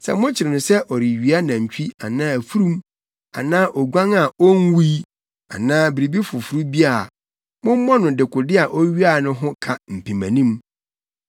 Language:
Akan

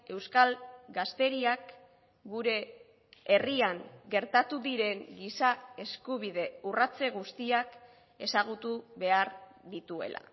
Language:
Basque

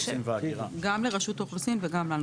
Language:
Hebrew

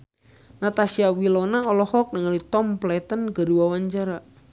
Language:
Sundanese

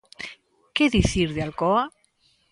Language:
Galician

